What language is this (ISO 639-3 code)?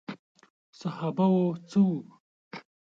pus